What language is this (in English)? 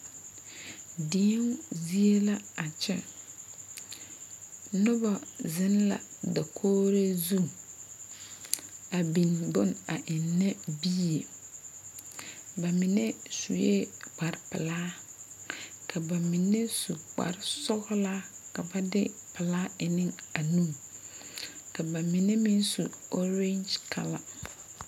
Southern Dagaare